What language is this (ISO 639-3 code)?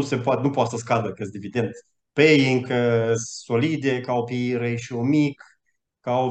ron